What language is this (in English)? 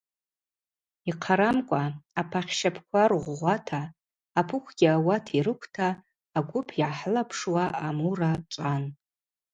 Abaza